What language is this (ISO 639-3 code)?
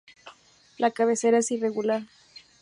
spa